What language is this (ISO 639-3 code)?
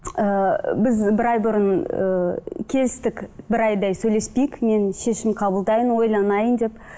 kaz